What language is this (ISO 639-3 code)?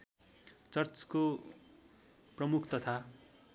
nep